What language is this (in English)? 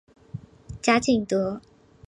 Chinese